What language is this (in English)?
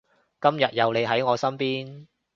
Cantonese